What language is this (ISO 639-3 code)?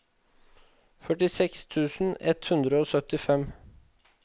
nor